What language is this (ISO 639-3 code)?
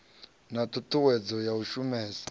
ven